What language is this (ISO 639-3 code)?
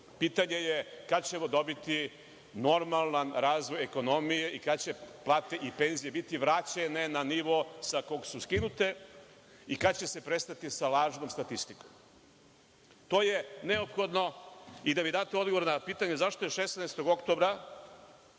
srp